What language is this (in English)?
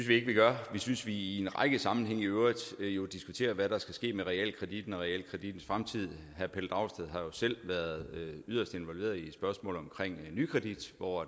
Danish